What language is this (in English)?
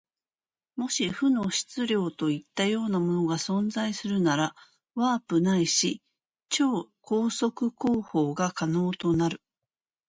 Japanese